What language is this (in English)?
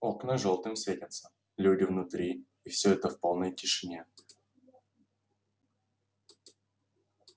Russian